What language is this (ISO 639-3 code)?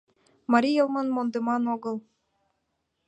chm